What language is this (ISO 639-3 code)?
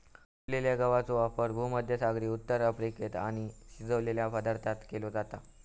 mar